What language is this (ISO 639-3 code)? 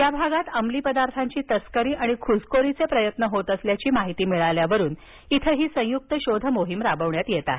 mar